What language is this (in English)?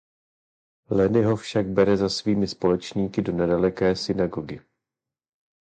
Czech